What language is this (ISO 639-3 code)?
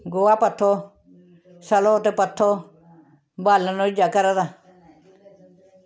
doi